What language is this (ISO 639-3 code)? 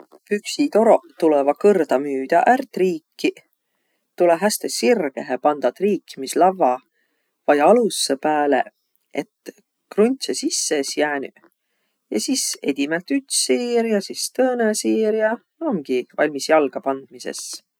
vro